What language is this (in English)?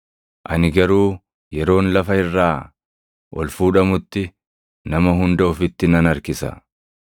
Oromo